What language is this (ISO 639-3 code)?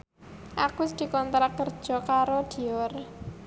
jav